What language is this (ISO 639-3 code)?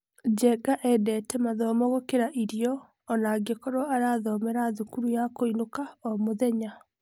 kik